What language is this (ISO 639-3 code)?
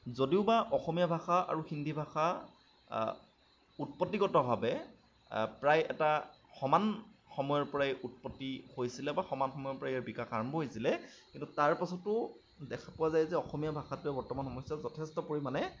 asm